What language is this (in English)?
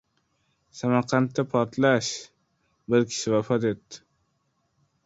Uzbek